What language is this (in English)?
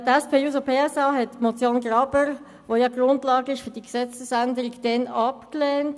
Swiss German